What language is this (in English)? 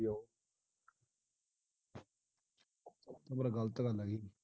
Punjabi